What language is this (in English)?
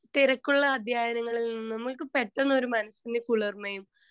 Malayalam